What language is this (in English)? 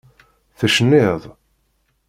Kabyle